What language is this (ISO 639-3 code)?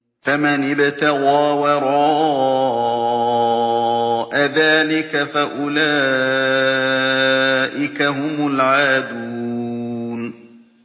ara